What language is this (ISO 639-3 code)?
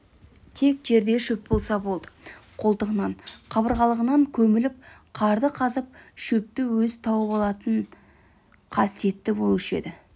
kaz